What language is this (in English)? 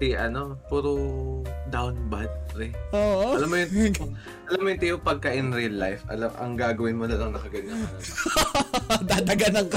Filipino